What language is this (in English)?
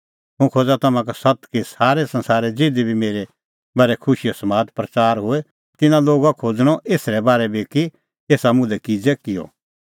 Kullu Pahari